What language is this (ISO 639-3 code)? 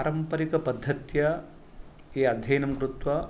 san